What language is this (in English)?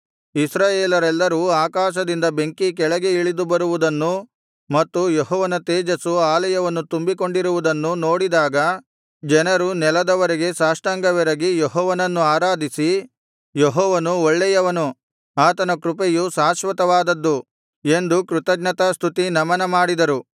Kannada